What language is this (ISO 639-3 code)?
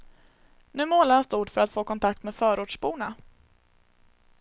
swe